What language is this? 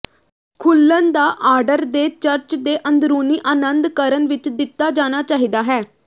Punjabi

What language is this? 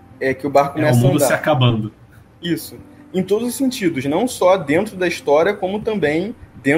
Portuguese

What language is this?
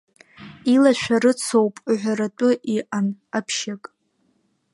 Abkhazian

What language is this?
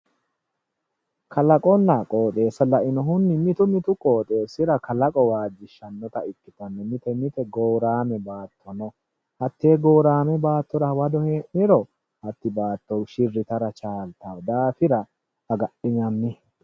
Sidamo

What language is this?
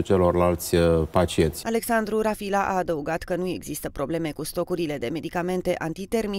Romanian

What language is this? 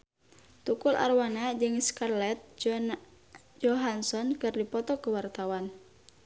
Sundanese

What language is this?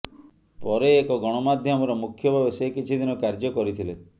Odia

